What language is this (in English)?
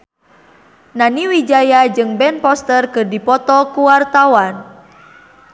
Sundanese